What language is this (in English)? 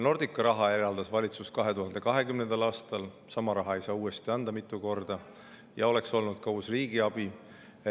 Estonian